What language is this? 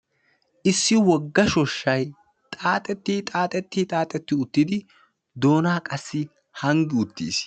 Wolaytta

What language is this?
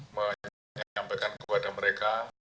Indonesian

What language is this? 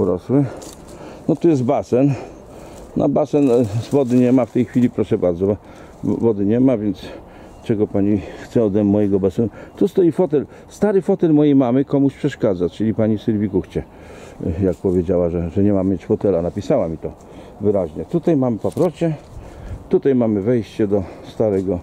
Polish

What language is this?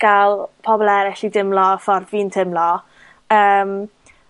Welsh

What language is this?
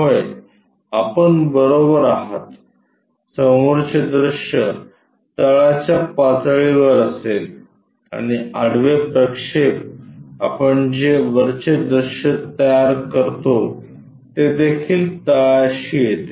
Marathi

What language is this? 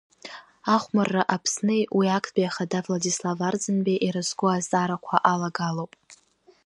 Abkhazian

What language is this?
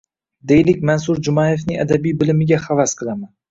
Uzbek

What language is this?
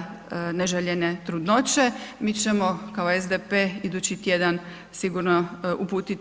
Croatian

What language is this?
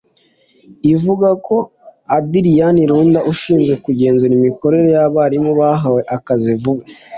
Kinyarwanda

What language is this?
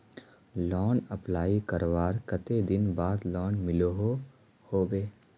Magahi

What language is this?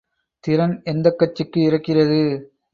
Tamil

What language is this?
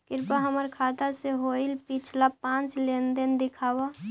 Magahi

